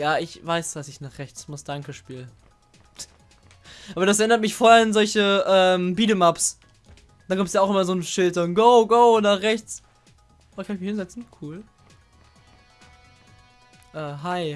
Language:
German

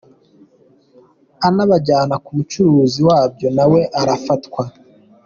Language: Kinyarwanda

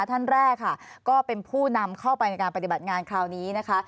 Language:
Thai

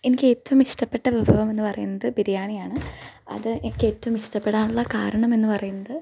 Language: Malayalam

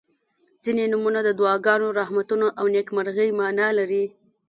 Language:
Pashto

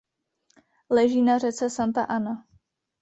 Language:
Czech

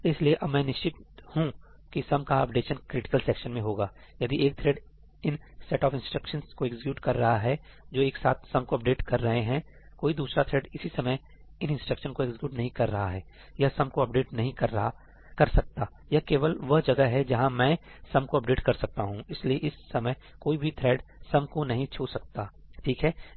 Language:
Hindi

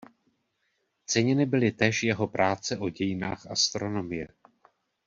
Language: Czech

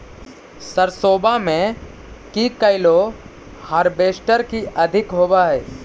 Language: Magahi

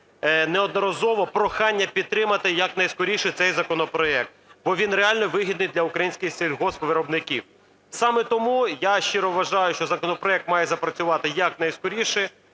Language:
Ukrainian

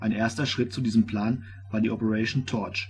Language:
German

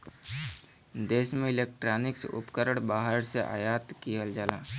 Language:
Bhojpuri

